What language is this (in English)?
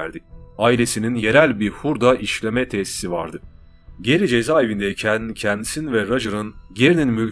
Turkish